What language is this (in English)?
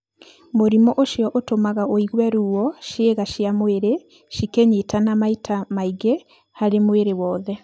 Kikuyu